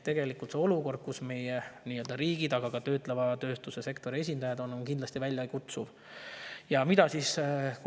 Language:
Estonian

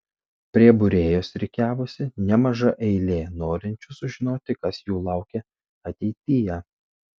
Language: Lithuanian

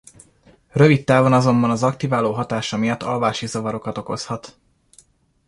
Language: Hungarian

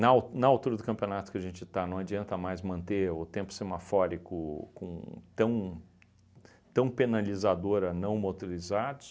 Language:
Portuguese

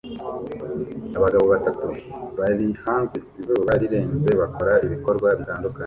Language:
Kinyarwanda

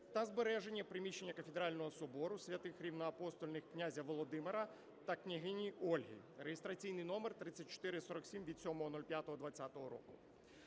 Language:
Ukrainian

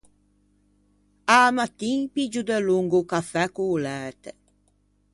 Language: Ligurian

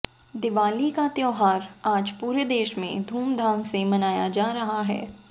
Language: Hindi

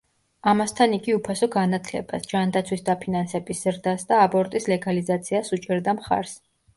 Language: Georgian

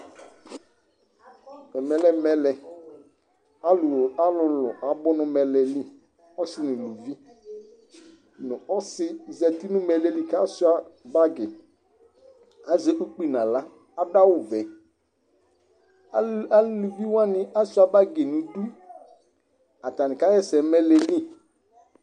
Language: Ikposo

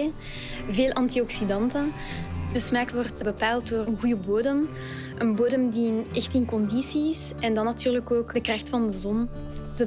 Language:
Dutch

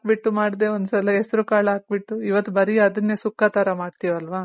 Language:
Kannada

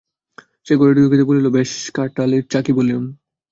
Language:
Bangla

